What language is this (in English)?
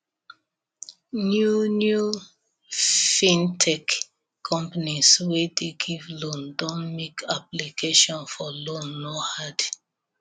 Nigerian Pidgin